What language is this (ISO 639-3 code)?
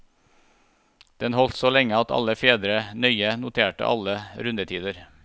nor